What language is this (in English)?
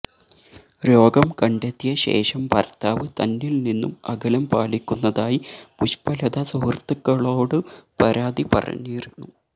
Malayalam